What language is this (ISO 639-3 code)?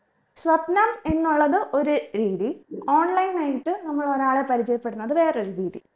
mal